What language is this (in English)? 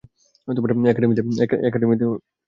Bangla